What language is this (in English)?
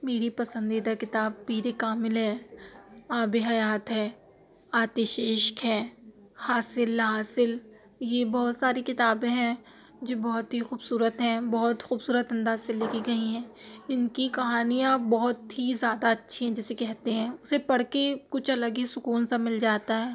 Urdu